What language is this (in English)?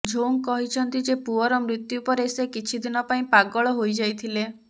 Odia